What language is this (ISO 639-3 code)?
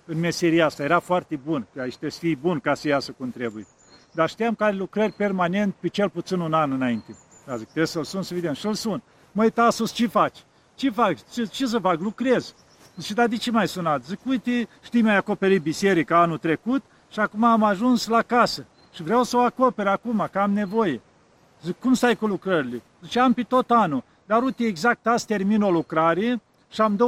ron